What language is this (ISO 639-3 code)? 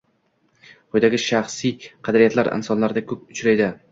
uzb